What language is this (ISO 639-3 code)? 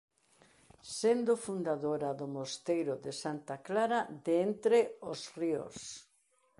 glg